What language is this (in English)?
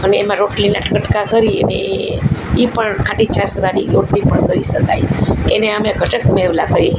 Gujarati